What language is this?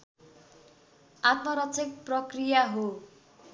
Nepali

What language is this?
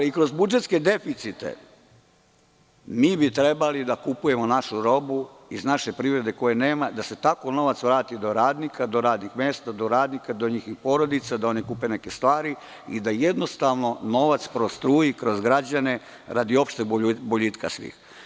Serbian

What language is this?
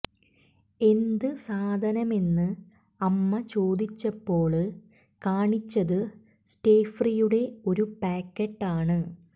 Malayalam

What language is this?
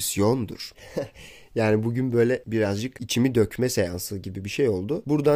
Turkish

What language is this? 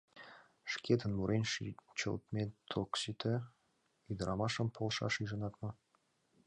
Mari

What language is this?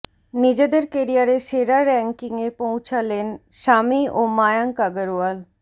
Bangla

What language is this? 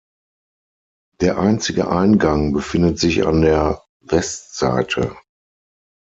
German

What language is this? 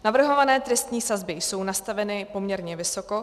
Czech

